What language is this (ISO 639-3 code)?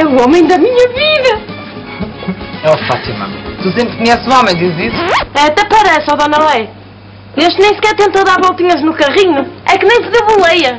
por